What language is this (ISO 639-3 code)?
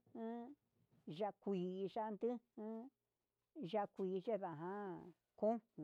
mxs